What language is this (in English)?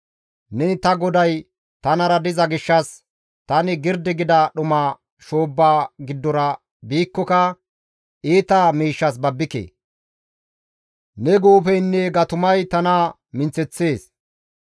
Gamo